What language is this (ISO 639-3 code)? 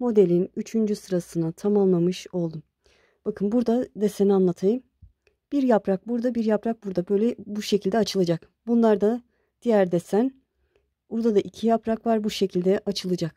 tur